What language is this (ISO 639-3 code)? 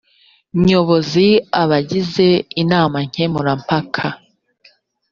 kin